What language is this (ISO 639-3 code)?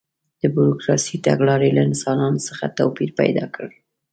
pus